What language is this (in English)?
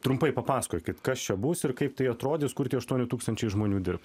Lithuanian